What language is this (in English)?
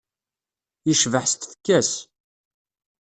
Kabyle